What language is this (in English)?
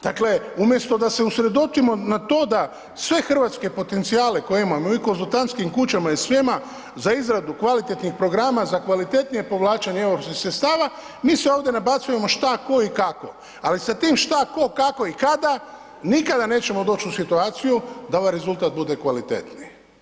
Croatian